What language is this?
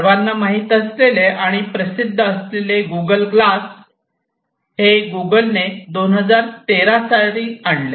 Marathi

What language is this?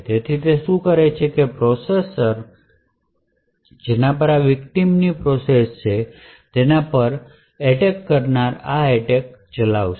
Gujarati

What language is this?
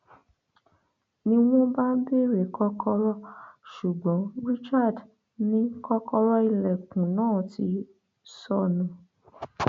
Yoruba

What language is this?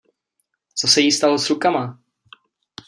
Czech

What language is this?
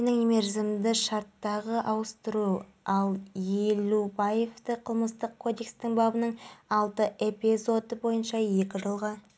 Kazakh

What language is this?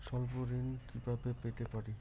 Bangla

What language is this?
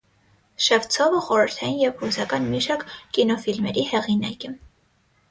Armenian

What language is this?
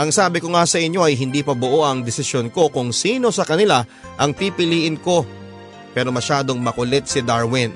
Filipino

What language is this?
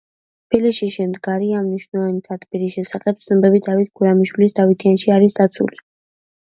Georgian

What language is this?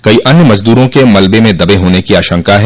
Hindi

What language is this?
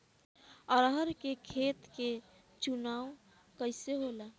Bhojpuri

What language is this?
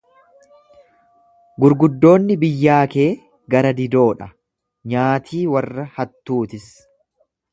Oromo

